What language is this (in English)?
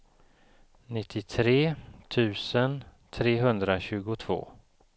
Swedish